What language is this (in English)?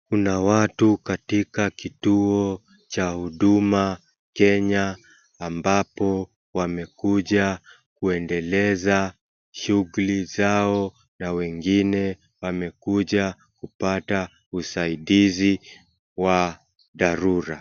Swahili